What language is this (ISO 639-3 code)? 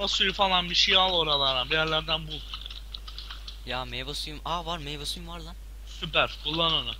tur